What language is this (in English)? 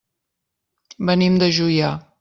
Catalan